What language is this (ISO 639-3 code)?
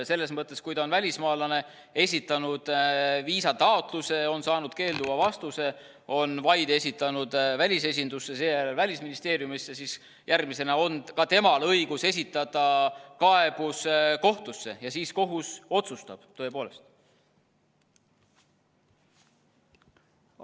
est